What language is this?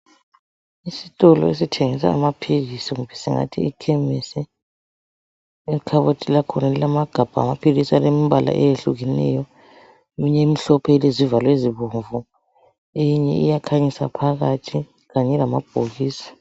North Ndebele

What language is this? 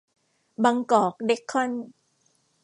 Thai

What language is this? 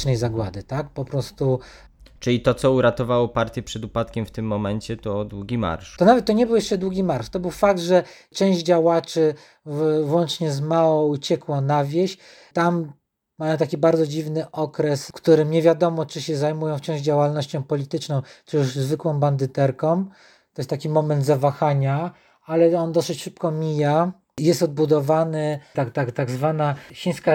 Polish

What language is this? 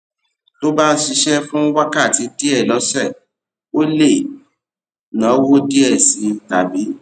Yoruba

